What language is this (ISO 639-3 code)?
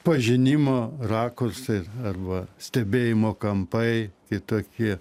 lit